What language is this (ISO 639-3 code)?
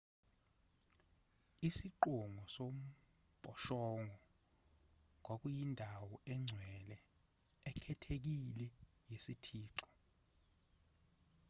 zul